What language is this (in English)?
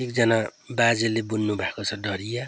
Nepali